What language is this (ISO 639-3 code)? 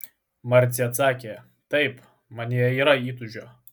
lit